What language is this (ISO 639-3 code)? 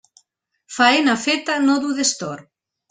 cat